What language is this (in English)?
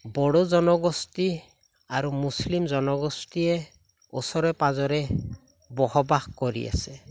Assamese